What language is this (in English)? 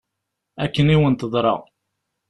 Kabyle